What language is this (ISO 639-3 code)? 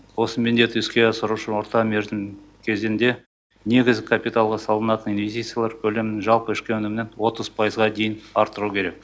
kaz